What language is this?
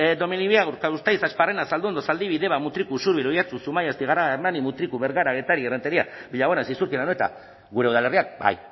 Basque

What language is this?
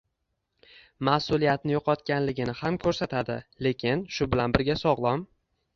Uzbek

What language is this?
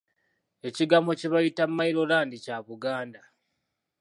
Ganda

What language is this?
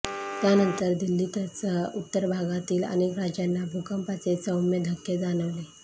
Marathi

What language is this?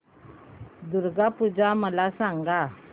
Marathi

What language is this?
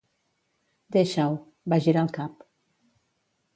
Catalan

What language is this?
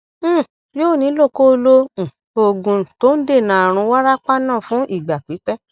Yoruba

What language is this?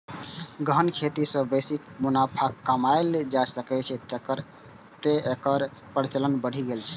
Maithili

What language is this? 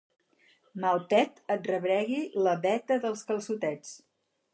Catalan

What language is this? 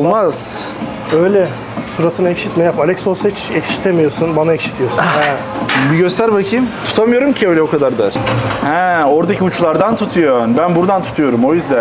Turkish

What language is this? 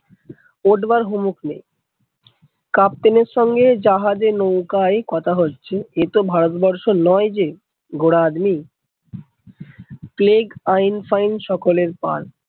Bangla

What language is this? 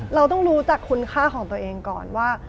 Thai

